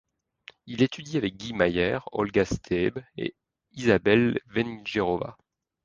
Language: French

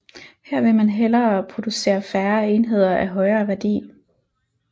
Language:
Danish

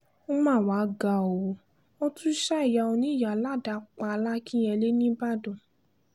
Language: Yoruba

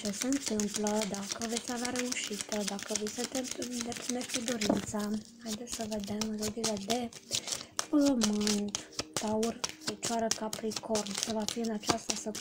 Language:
Romanian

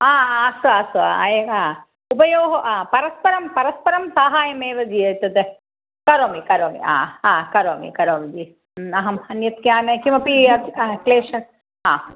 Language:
Sanskrit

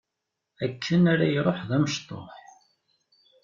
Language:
Kabyle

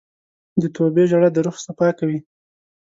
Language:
Pashto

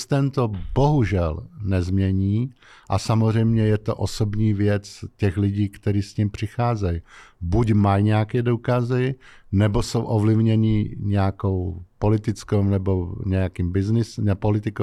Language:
Czech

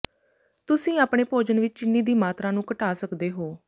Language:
Punjabi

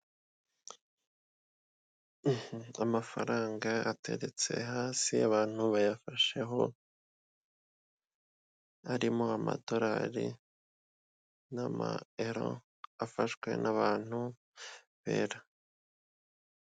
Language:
Kinyarwanda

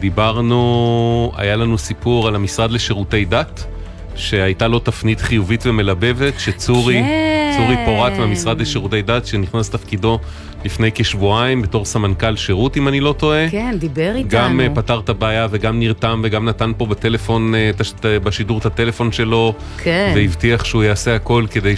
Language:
Hebrew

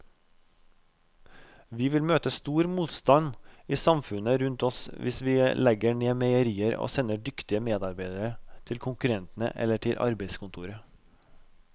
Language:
Norwegian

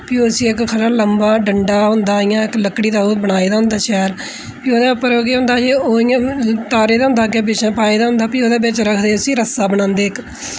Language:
Dogri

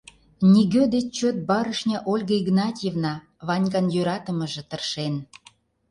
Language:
Mari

